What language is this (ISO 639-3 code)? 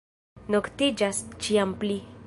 epo